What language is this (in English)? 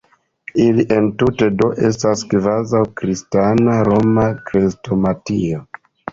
Esperanto